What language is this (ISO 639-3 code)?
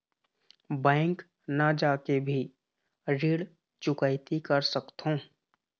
hne